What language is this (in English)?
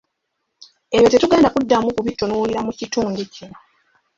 Ganda